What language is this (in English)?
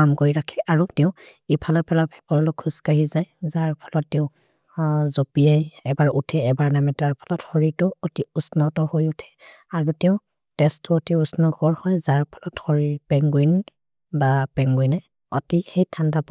Maria (India)